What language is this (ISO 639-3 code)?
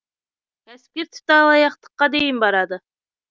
kaz